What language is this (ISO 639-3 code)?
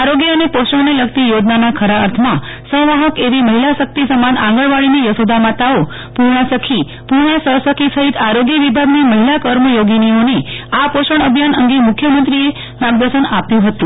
guj